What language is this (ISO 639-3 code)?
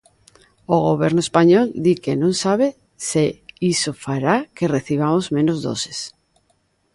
glg